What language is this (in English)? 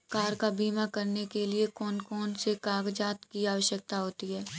Hindi